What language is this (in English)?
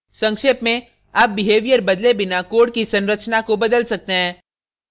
Hindi